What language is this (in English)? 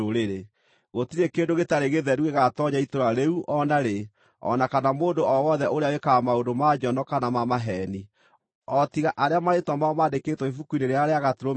Kikuyu